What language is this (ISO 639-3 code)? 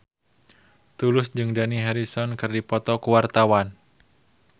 sun